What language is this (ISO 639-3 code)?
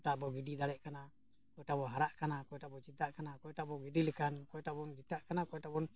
sat